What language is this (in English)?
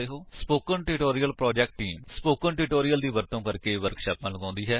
Punjabi